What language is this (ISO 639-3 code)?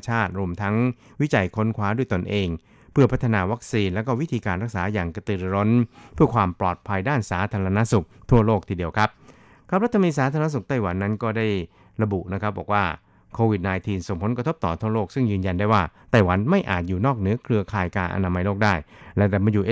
tha